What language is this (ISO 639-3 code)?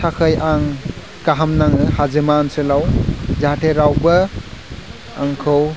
brx